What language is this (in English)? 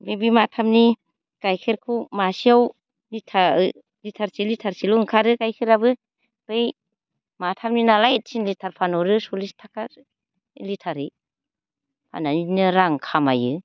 Bodo